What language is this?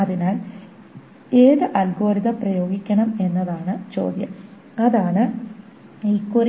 Malayalam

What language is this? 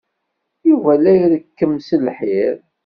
Kabyle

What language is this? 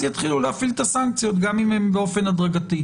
Hebrew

